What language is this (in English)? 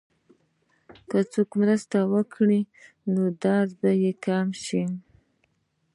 Pashto